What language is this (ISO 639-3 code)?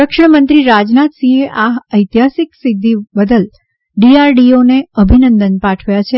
guj